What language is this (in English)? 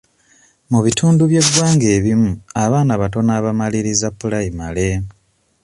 Ganda